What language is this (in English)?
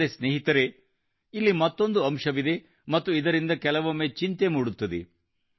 Kannada